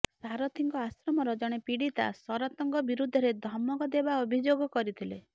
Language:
Odia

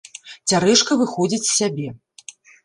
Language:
Belarusian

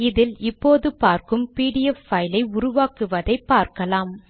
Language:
Tamil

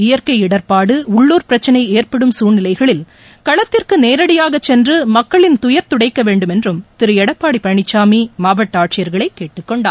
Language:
Tamil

